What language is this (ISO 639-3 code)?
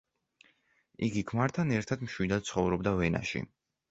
kat